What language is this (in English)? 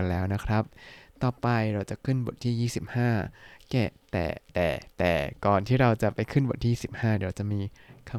Thai